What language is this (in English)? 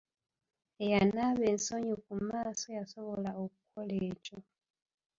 Ganda